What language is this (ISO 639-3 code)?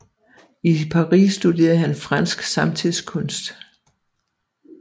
dan